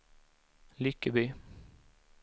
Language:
Swedish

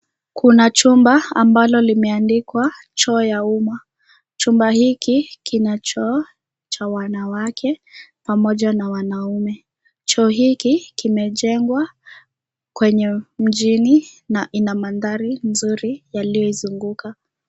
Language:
Swahili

